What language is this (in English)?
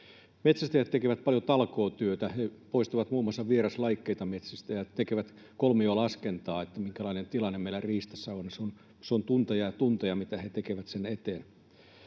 Finnish